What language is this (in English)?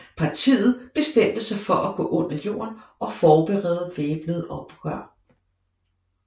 Danish